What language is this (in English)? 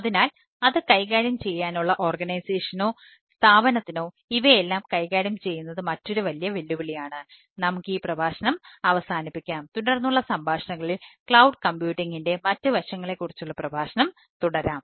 Malayalam